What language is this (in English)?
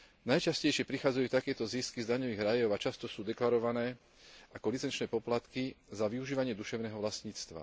Slovak